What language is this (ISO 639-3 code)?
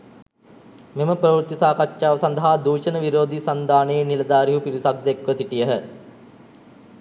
sin